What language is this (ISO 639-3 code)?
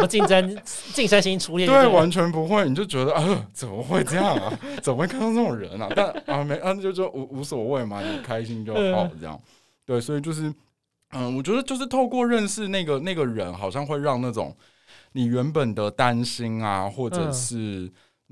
zho